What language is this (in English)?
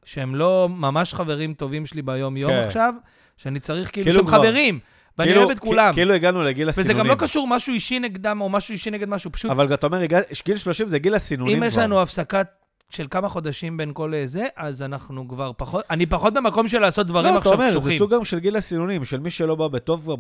Hebrew